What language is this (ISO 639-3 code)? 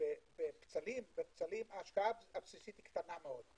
heb